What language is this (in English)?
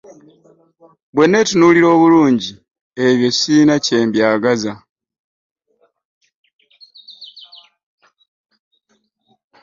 Ganda